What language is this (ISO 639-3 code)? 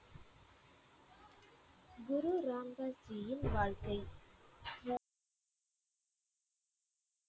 tam